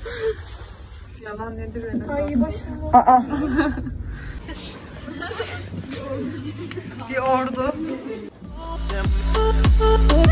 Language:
Turkish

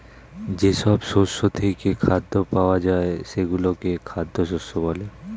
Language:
Bangla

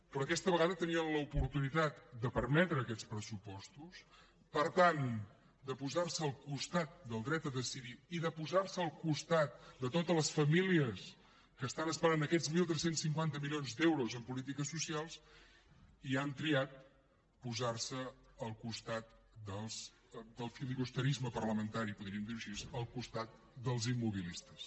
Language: Catalan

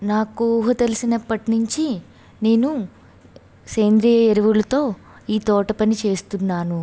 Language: Telugu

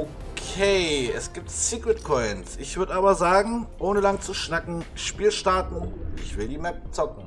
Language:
German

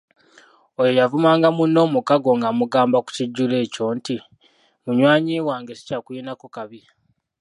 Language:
Ganda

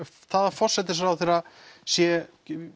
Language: Icelandic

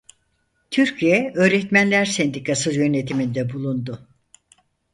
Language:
Turkish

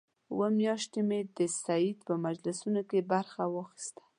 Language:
Pashto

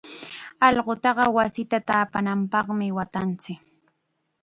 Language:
Chiquián Ancash Quechua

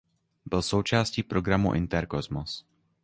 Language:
Czech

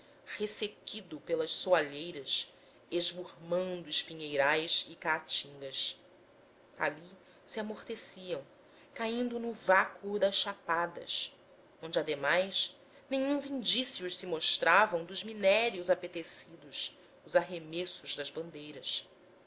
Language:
Portuguese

